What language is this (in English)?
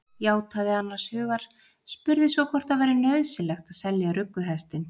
Icelandic